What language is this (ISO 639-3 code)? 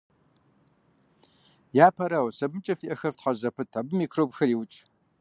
kbd